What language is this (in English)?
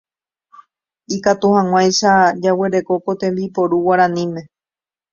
Guarani